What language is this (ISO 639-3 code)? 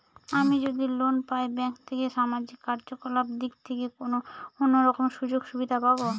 ben